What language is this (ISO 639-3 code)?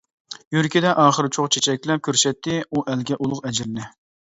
uig